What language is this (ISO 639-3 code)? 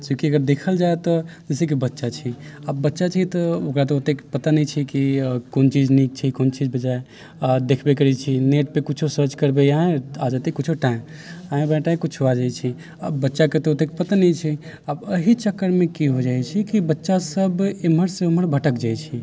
mai